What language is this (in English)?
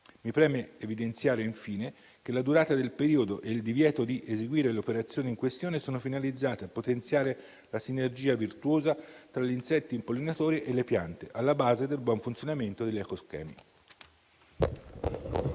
Italian